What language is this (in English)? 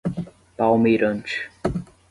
Portuguese